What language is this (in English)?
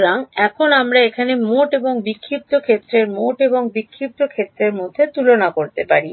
Bangla